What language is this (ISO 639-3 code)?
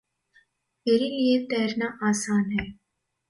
hin